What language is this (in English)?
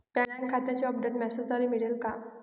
Marathi